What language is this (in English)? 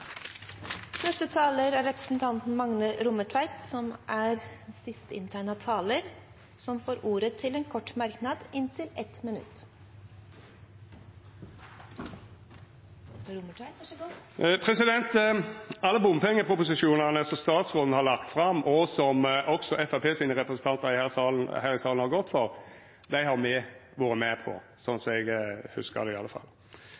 Norwegian